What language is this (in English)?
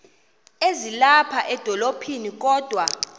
Xhosa